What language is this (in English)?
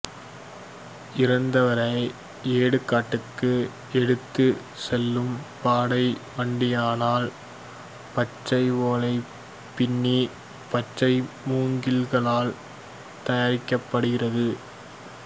Tamil